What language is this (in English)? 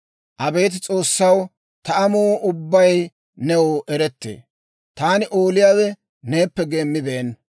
Dawro